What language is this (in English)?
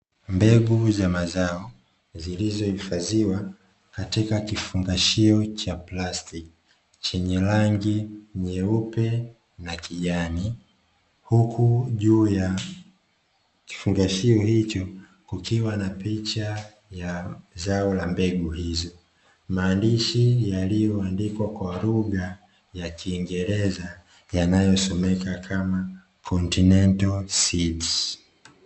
Swahili